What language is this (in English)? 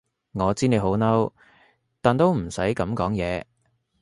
Cantonese